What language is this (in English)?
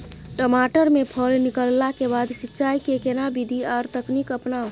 Maithili